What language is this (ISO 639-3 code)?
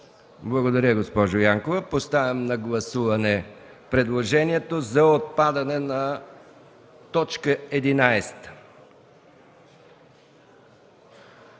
bul